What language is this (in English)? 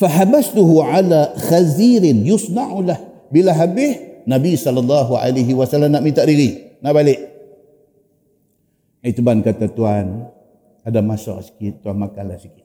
Malay